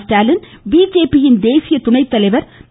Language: Tamil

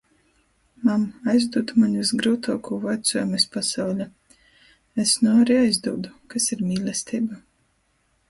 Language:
Latgalian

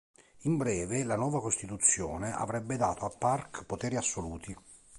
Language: Italian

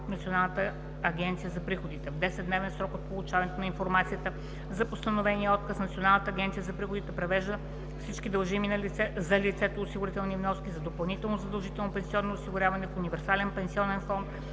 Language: Bulgarian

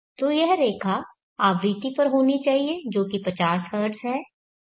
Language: Hindi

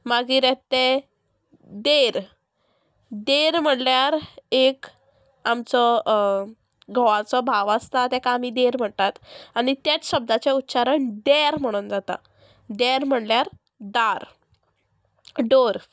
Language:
Konkani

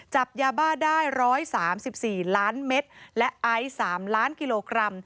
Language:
Thai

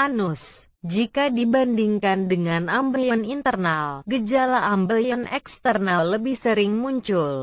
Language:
Indonesian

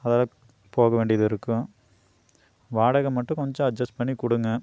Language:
Tamil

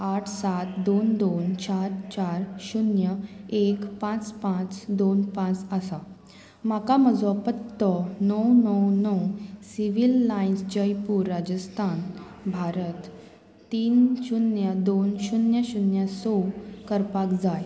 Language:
Konkani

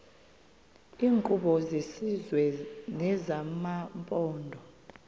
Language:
Xhosa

